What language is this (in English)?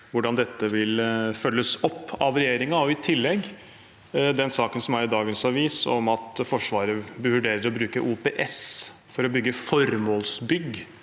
Norwegian